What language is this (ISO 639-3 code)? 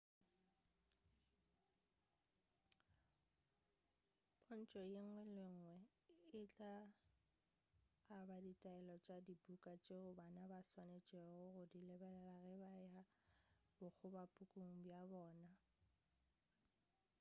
nso